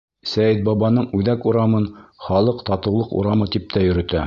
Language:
Bashkir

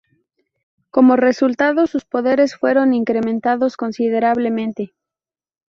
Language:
Spanish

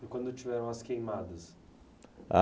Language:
Portuguese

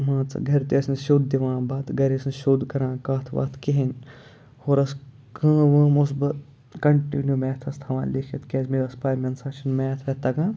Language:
Kashmiri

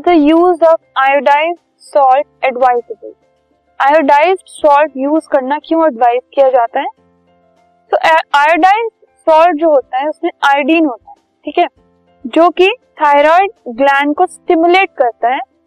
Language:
Hindi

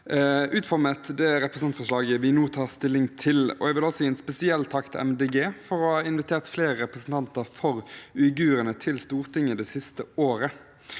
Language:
Norwegian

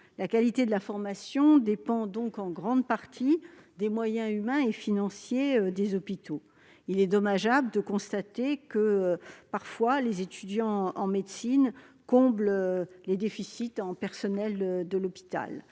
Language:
French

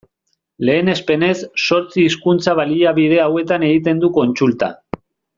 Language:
Basque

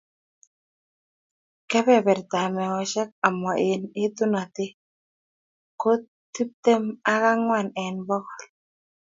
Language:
Kalenjin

